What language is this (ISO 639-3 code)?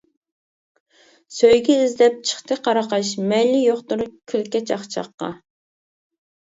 uig